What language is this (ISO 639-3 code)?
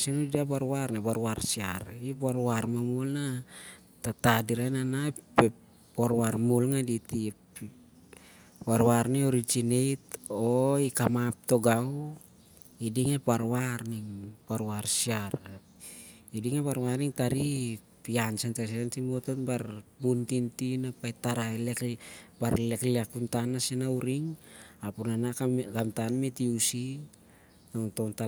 sjr